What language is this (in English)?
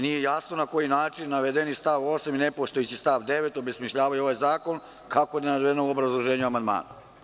Serbian